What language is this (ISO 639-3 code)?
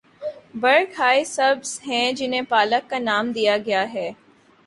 urd